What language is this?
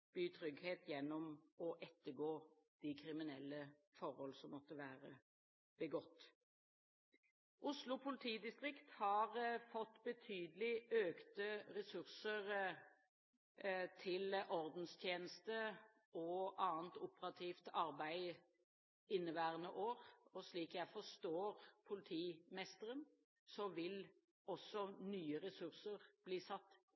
Norwegian Bokmål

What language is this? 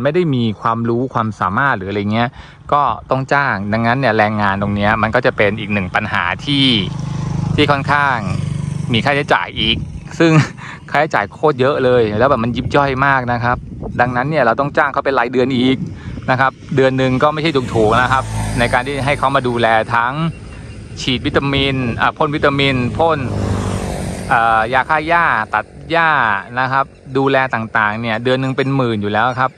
Thai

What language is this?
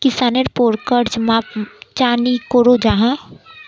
Magahi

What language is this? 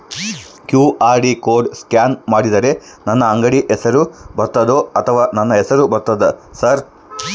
Kannada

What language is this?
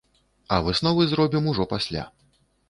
Belarusian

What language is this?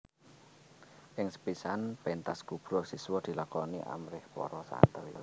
Javanese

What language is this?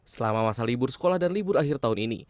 Indonesian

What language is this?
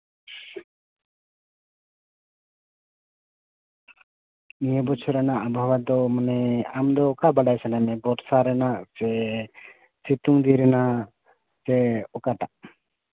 Santali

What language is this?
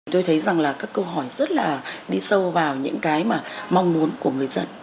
Vietnamese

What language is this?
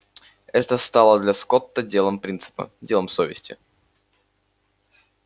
Russian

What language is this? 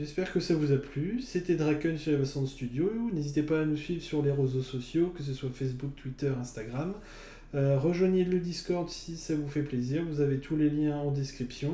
French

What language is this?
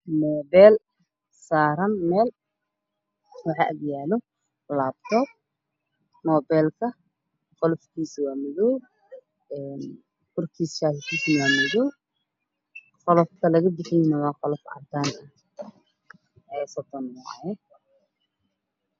Somali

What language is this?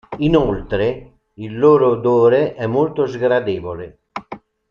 Italian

